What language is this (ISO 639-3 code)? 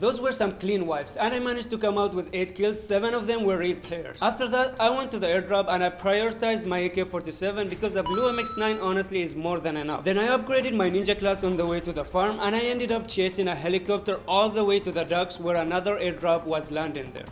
eng